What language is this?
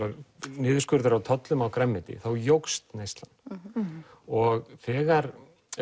Icelandic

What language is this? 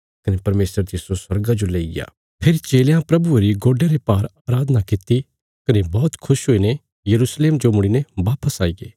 Bilaspuri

